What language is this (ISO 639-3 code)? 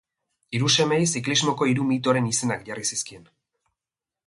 eus